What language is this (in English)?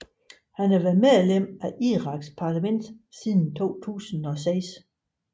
Danish